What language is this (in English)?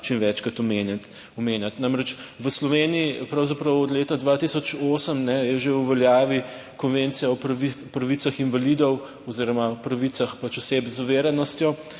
Slovenian